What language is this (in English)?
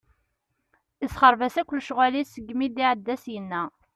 Kabyle